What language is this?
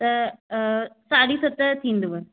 Sindhi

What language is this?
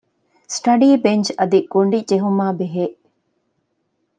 Divehi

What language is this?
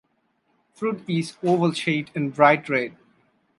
English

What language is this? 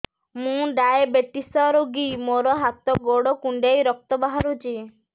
Odia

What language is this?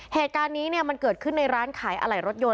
Thai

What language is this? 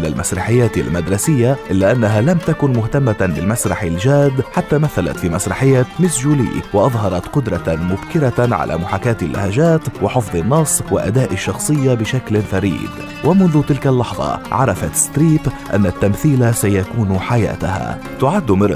Arabic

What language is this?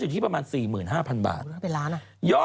Thai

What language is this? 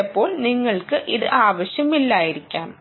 Malayalam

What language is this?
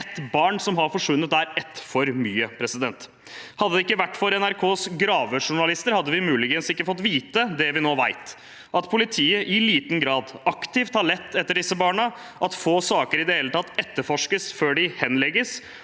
Norwegian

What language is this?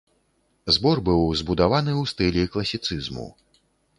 Belarusian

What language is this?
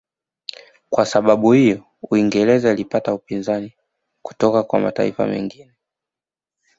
Swahili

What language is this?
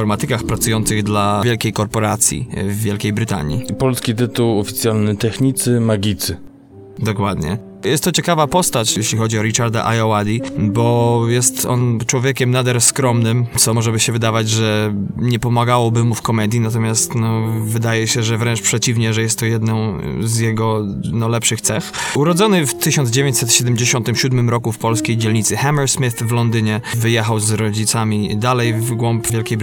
Polish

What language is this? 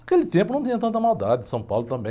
Portuguese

